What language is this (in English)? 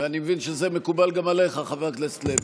Hebrew